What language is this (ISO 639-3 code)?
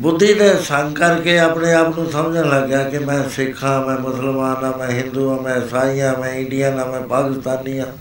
pan